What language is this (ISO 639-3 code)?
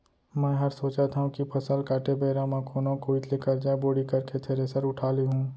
hne